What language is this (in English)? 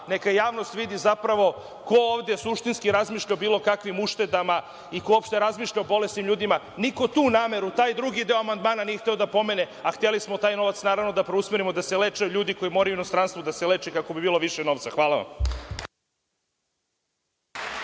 Serbian